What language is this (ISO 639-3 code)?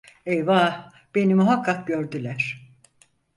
tur